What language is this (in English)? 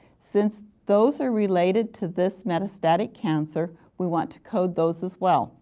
English